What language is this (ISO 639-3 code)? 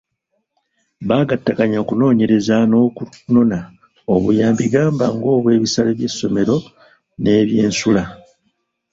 lug